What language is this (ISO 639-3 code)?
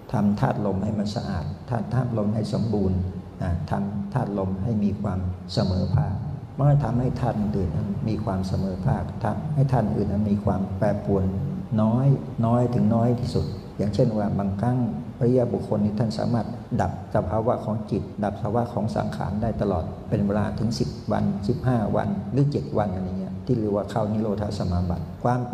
tha